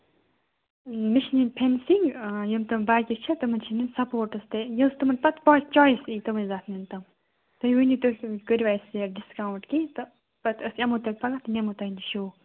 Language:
Kashmiri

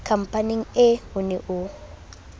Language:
Southern Sotho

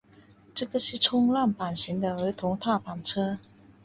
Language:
Chinese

